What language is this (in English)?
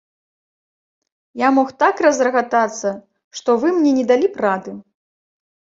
Belarusian